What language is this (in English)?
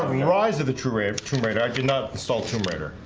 English